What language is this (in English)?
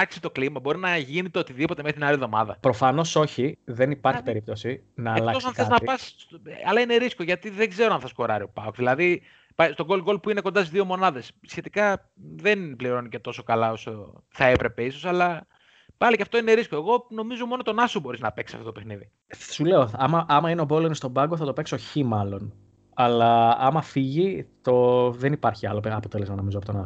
Greek